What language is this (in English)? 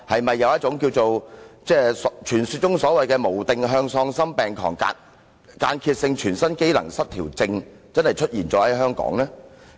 Cantonese